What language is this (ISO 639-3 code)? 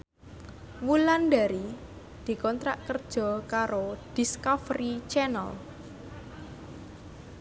jav